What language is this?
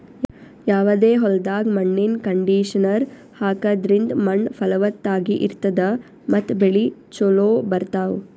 Kannada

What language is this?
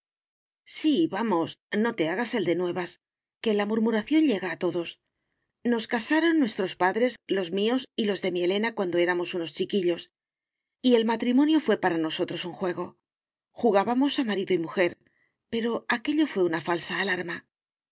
Spanish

